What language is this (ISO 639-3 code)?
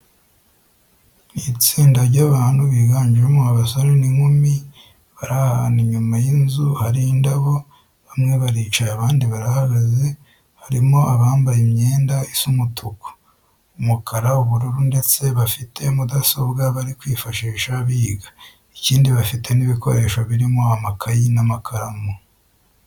kin